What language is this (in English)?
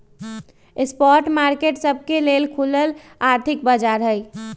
Magahi